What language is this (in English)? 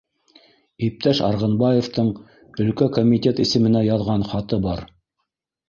Bashkir